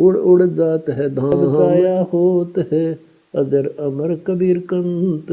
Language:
Hindi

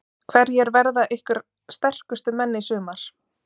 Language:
Icelandic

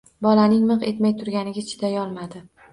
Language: Uzbek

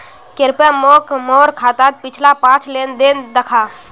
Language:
Magahi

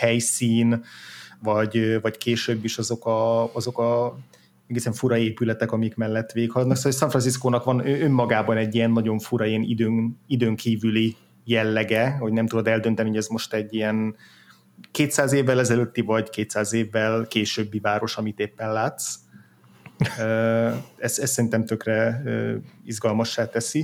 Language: Hungarian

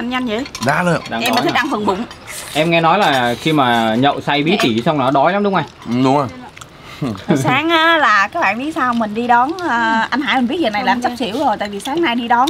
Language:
Vietnamese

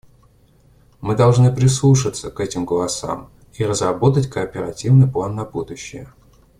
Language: Russian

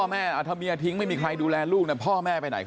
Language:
Thai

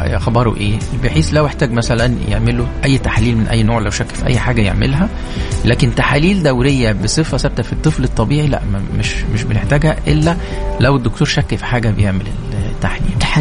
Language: Arabic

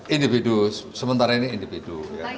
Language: Indonesian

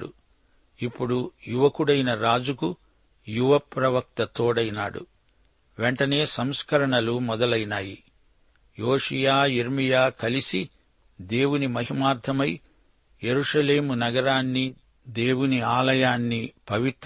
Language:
Telugu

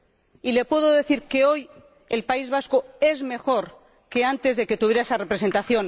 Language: Spanish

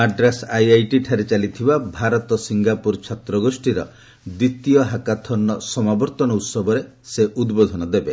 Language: Odia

